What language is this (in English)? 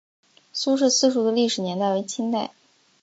Chinese